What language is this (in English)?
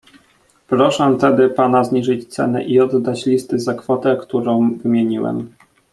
Polish